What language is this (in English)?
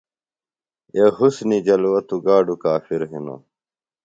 Phalura